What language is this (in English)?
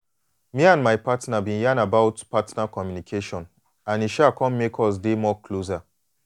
Nigerian Pidgin